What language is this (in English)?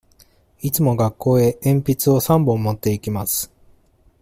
Japanese